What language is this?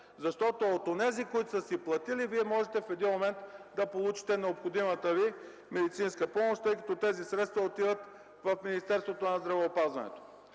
Bulgarian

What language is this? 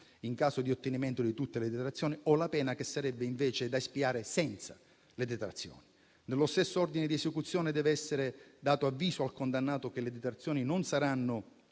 Italian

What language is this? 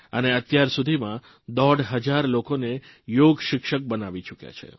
Gujarati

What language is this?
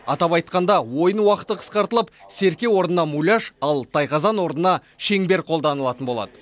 Kazakh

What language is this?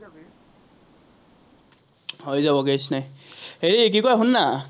Assamese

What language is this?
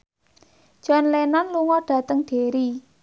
Javanese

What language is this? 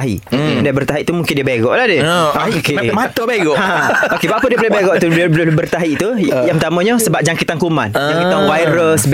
Malay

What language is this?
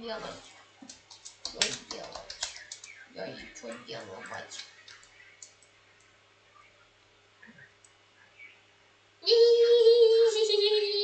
Russian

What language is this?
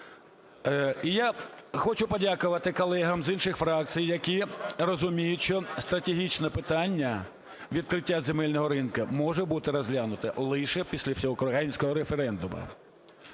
Ukrainian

